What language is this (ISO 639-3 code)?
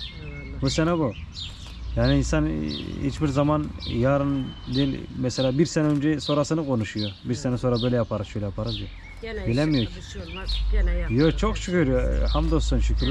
tur